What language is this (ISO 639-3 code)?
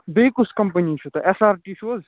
kas